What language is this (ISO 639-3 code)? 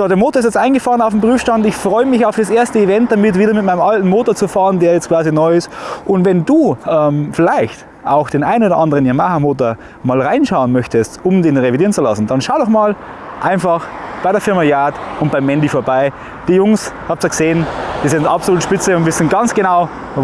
deu